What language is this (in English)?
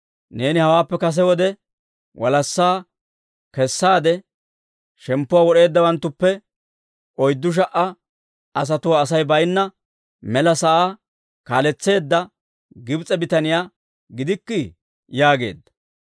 Dawro